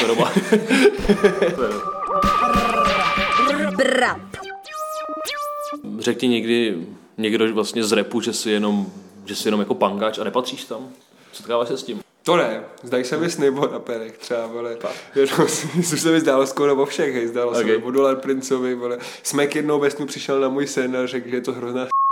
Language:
Czech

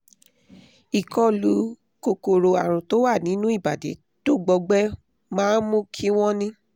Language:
Yoruba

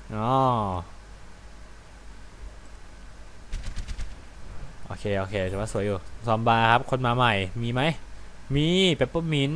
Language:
Thai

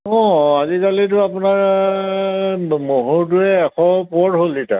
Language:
Assamese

